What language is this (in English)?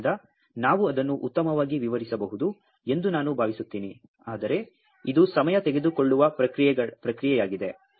Kannada